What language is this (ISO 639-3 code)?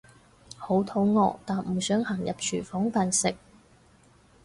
yue